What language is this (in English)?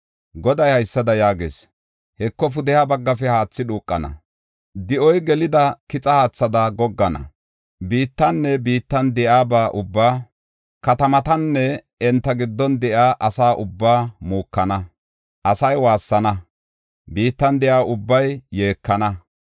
Gofa